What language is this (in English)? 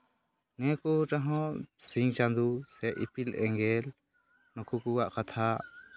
Santali